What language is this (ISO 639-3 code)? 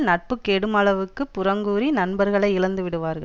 tam